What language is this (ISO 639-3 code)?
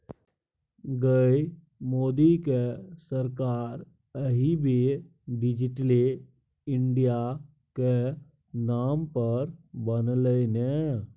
mai